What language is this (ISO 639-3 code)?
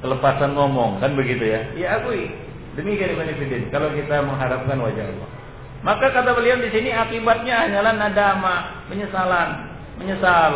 msa